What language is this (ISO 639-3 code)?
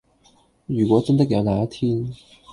yue